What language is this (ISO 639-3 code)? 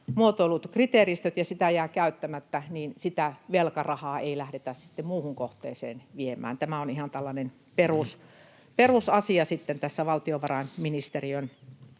fin